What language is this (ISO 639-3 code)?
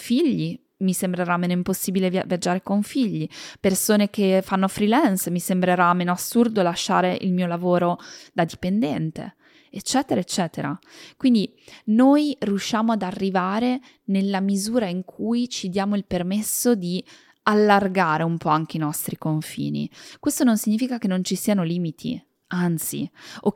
ita